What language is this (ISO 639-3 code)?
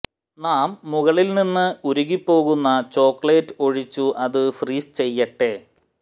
mal